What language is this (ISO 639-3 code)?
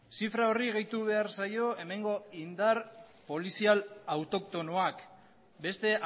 eus